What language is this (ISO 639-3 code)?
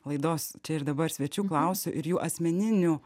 lit